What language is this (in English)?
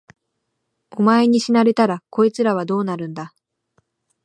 Japanese